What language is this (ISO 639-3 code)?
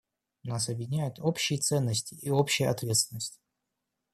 rus